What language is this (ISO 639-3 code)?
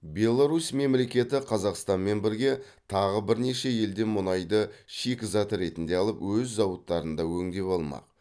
kaz